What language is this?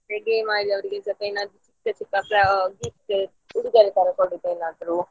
Kannada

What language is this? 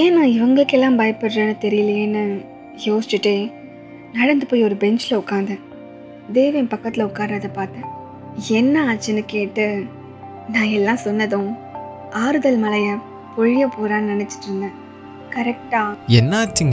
Tamil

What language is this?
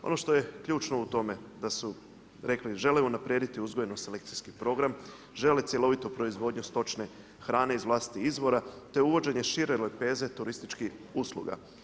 Croatian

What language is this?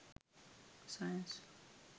Sinhala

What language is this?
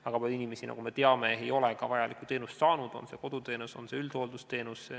Estonian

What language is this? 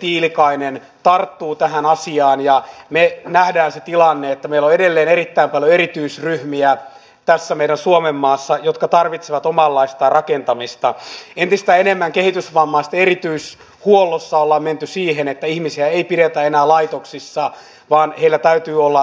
Finnish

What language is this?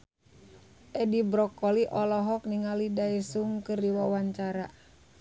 Sundanese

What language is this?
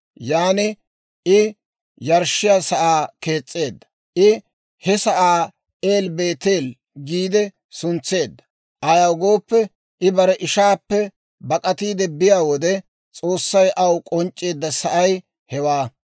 Dawro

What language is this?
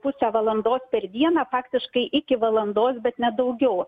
Lithuanian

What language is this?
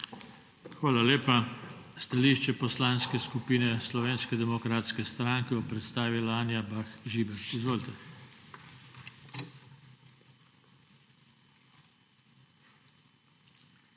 Slovenian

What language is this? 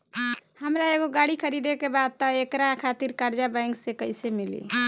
Bhojpuri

